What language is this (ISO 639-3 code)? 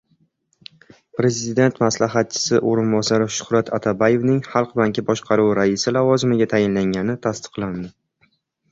uzb